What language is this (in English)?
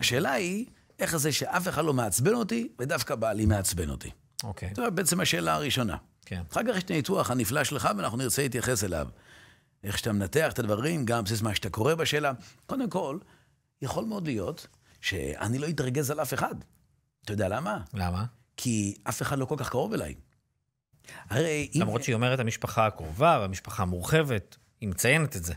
Hebrew